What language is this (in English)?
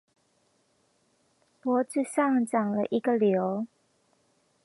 Chinese